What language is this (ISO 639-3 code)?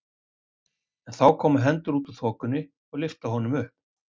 isl